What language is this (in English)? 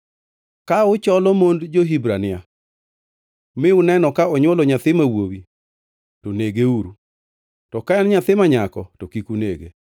Luo (Kenya and Tanzania)